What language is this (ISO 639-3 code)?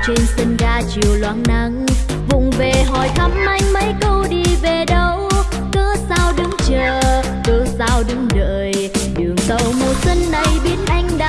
vie